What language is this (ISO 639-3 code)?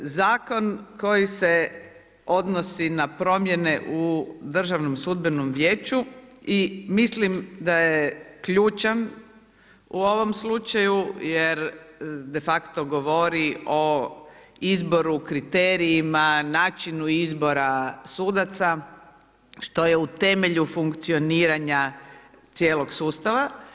hrv